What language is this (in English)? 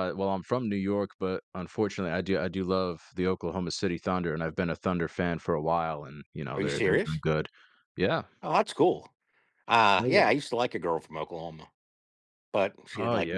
English